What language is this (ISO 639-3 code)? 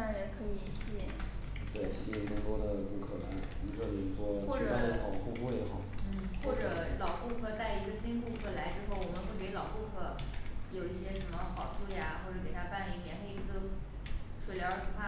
zho